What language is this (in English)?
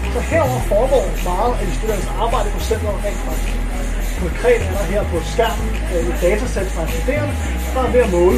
Danish